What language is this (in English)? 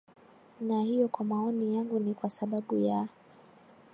Swahili